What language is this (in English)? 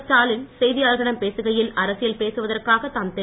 Tamil